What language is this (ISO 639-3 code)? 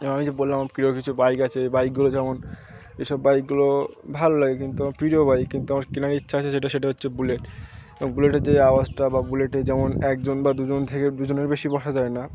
ben